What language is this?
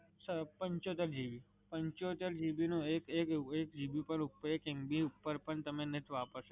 Gujarati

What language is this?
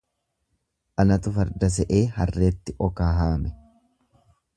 Oromo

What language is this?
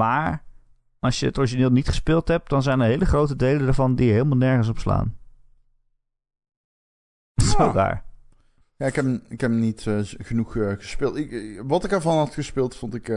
Dutch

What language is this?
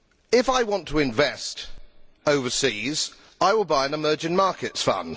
English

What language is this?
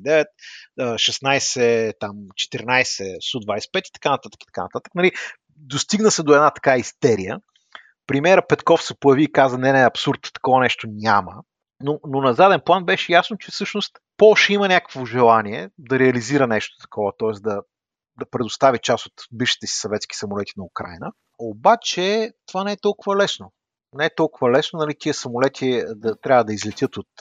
Bulgarian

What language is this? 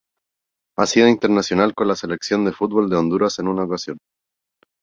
Spanish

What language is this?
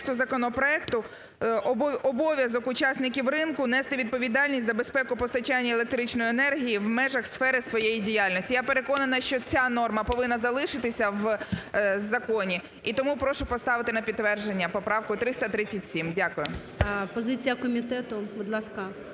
Ukrainian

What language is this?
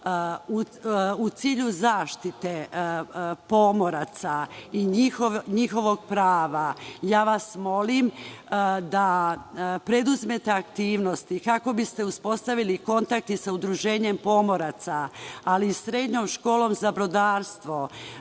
Serbian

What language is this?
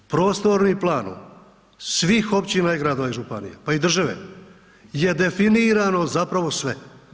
Croatian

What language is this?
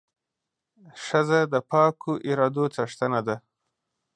Pashto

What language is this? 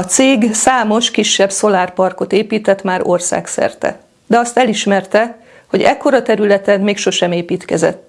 Hungarian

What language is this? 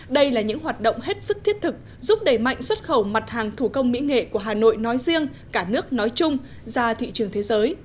Vietnamese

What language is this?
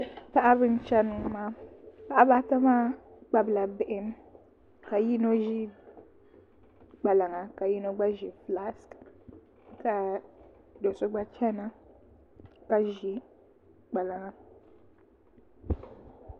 Dagbani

